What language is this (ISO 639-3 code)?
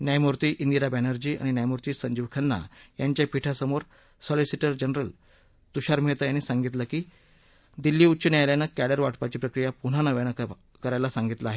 mar